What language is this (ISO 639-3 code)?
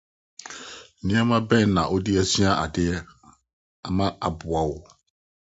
aka